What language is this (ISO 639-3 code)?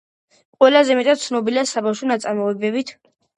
kat